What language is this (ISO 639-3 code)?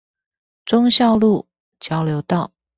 zho